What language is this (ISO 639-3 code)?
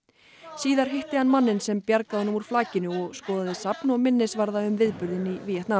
isl